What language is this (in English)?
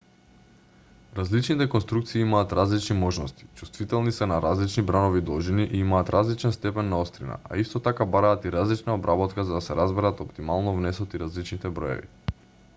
Macedonian